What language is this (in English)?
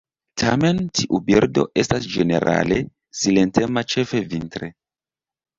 Esperanto